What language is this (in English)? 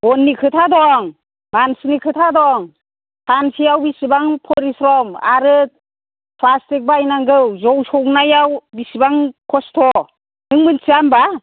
Bodo